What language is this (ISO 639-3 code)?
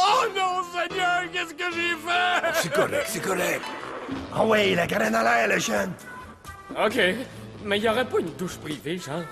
fra